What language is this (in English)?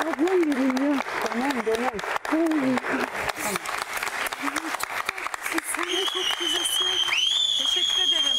Turkish